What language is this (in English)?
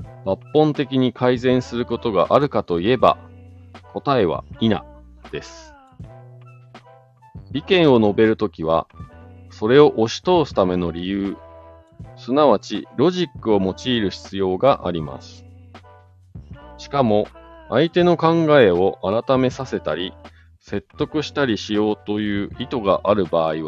Japanese